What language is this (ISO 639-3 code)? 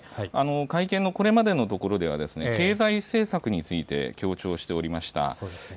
jpn